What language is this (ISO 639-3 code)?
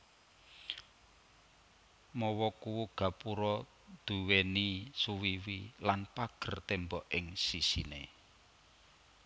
jav